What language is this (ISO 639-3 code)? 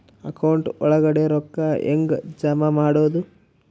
kan